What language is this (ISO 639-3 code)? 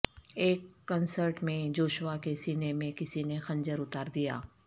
urd